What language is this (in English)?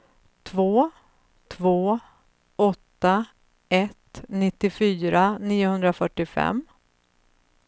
Swedish